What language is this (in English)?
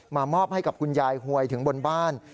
Thai